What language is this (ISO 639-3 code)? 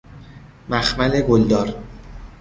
fas